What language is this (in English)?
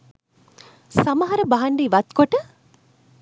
Sinhala